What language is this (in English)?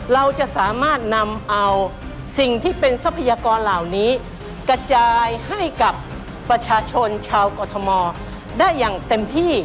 Thai